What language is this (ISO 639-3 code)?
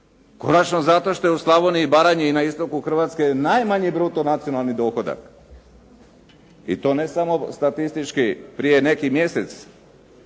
hrv